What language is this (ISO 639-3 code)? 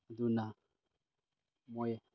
mni